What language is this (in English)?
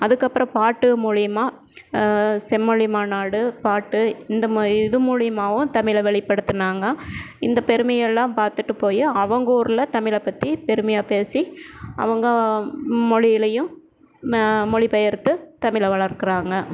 Tamil